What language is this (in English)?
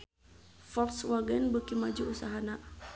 Sundanese